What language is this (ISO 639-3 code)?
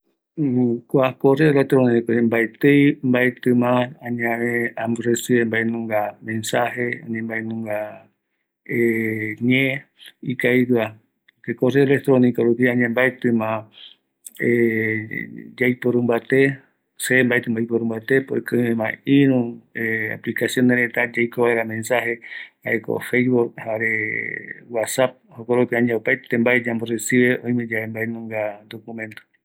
gui